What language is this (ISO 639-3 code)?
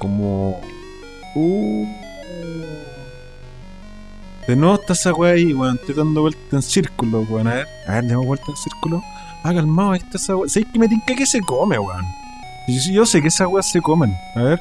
spa